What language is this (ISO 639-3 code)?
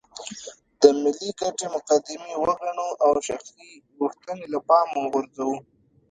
pus